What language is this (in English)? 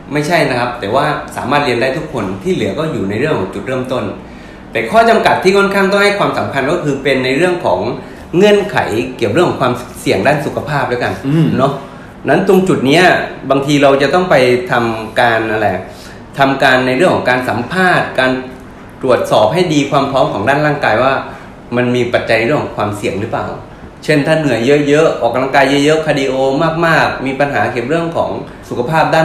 Thai